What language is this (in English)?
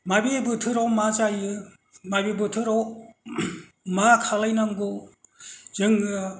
Bodo